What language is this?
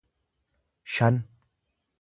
Oromo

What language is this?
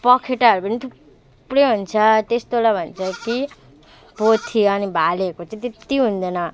Nepali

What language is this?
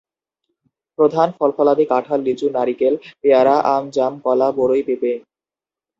Bangla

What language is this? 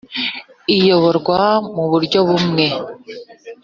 Kinyarwanda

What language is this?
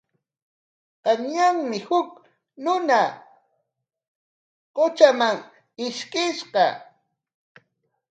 Corongo Ancash Quechua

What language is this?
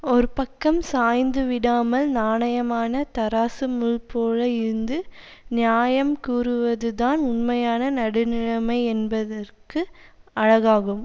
Tamil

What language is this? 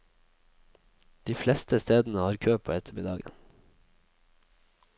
Norwegian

